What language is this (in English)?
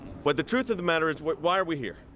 English